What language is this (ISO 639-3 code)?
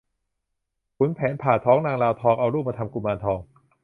tha